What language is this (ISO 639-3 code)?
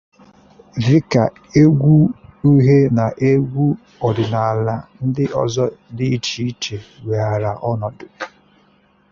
ibo